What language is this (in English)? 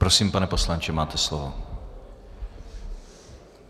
Czech